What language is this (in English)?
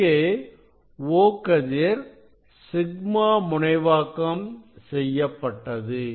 Tamil